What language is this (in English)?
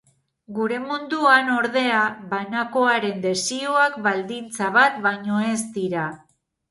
Basque